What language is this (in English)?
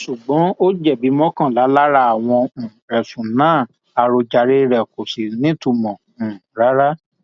Yoruba